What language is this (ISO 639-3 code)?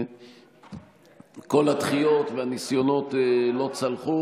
heb